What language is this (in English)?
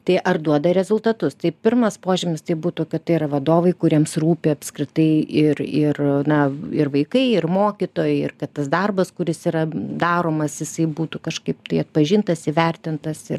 Lithuanian